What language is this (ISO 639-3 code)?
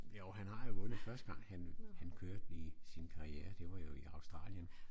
dan